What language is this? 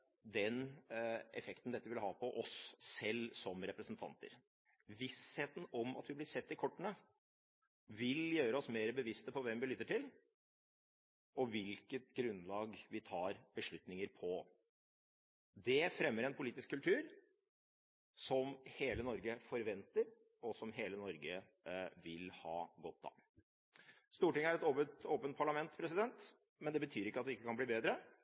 Norwegian Bokmål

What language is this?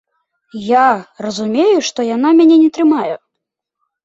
Belarusian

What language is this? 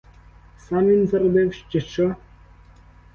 Ukrainian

